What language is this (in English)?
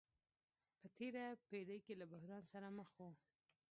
Pashto